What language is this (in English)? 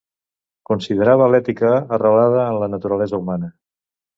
Catalan